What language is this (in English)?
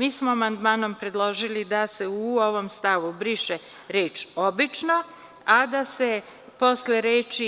Serbian